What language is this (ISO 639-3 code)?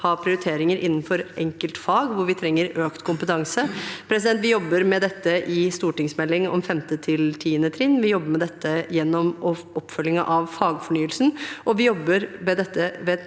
nor